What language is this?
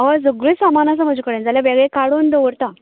Konkani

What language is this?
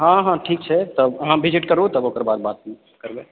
Maithili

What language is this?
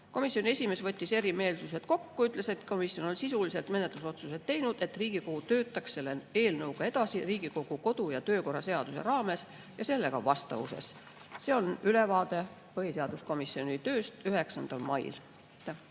Estonian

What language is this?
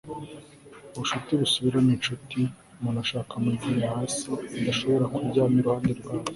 Kinyarwanda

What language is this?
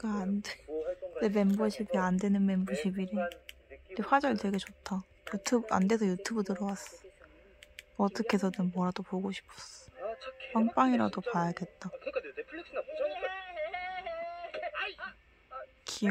Korean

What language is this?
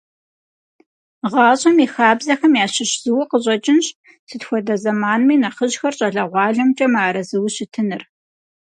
Kabardian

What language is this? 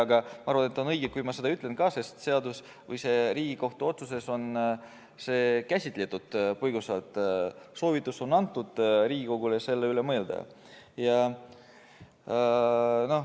Estonian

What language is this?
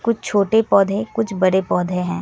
Hindi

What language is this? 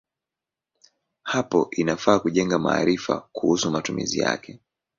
Swahili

